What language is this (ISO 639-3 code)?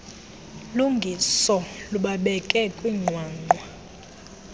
xho